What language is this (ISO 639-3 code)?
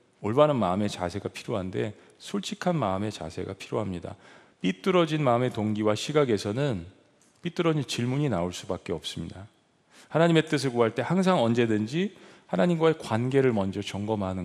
kor